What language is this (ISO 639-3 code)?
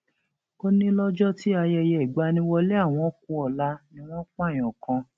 yor